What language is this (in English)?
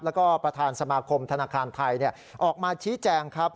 Thai